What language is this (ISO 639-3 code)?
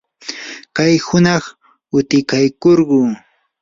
qur